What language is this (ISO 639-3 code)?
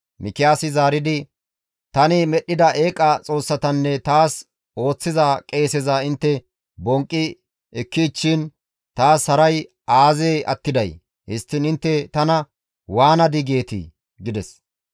gmv